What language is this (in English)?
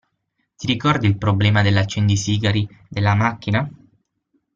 Italian